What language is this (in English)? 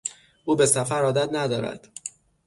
Persian